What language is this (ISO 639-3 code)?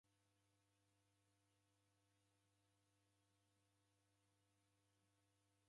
dav